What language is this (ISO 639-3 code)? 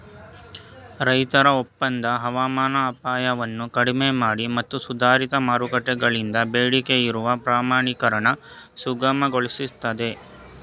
kan